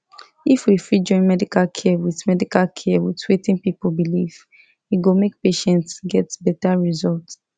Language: Nigerian Pidgin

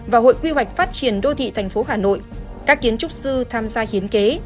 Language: Vietnamese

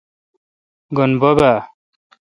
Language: Kalkoti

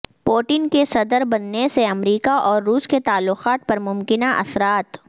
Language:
Urdu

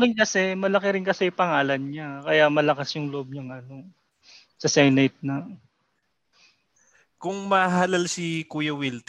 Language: Filipino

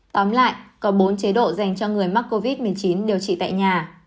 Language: Vietnamese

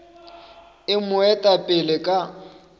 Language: Northern Sotho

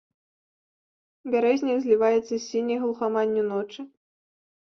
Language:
Belarusian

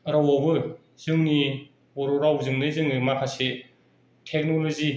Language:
Bodo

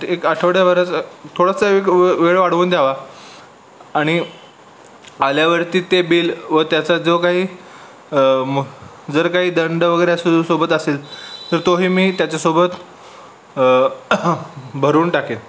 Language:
Marathi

